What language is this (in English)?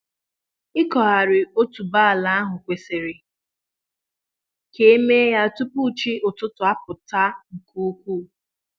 Igbo